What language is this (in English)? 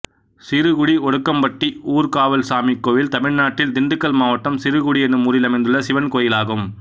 Tamil